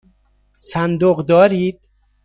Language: Persian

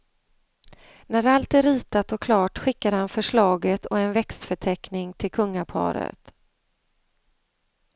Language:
Swedish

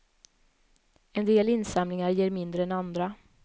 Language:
Swedish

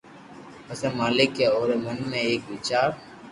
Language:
Loarki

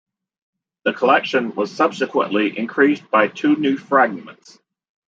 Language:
English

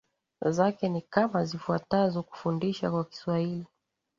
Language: Swahili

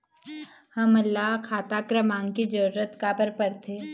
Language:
Chhattisgarhi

